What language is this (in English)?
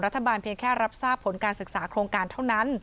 Thai